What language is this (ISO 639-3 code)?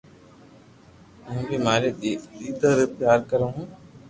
lrk